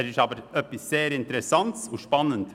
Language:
Swiss German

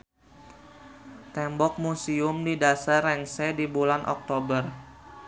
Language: Sundanese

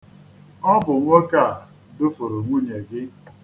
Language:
Igbo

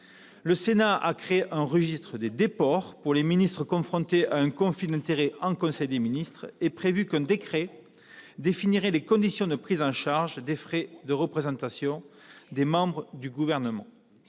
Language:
French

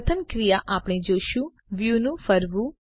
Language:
Gujarati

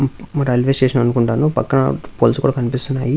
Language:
Telugu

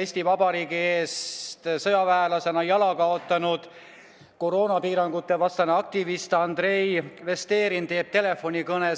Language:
Estonian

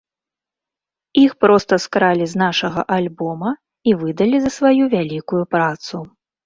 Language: Belarusian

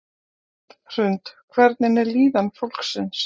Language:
Icelandic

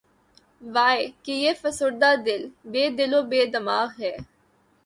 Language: Urdu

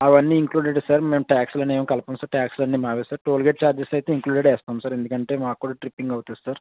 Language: Telugu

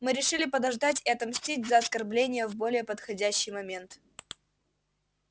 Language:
Russian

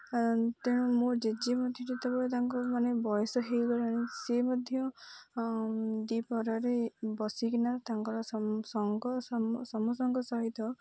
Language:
Odia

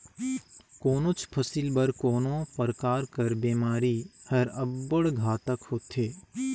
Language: Chhattisgarhi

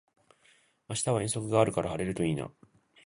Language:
Japanese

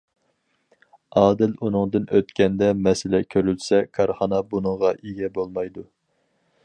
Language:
Uyghur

